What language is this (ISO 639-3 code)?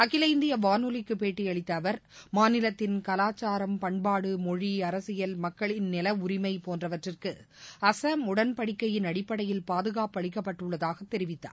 tam